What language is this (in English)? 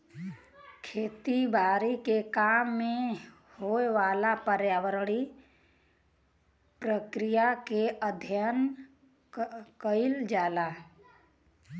Bhojpuri